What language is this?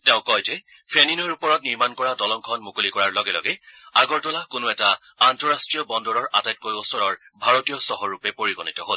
Assamese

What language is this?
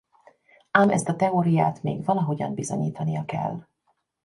Hungarian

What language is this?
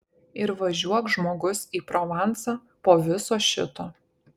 Lithuanian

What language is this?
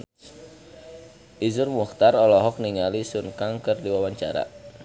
Sundanese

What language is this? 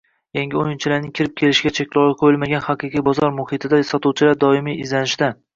Uzbek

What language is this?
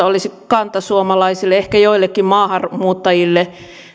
Finnish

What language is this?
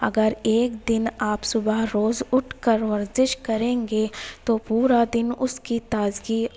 Urdu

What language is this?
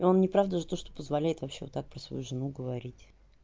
Russian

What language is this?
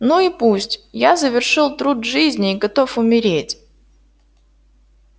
Russian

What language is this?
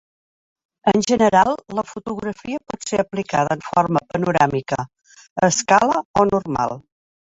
Catalan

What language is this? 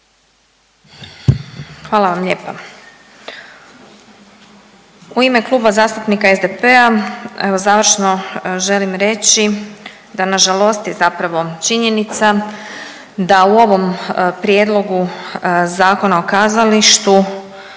Croatian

